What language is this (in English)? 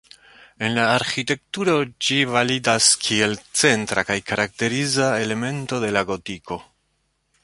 Esperanto